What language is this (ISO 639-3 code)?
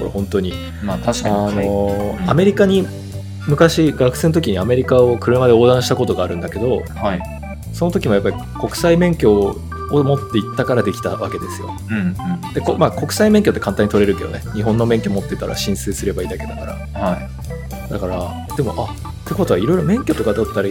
jpn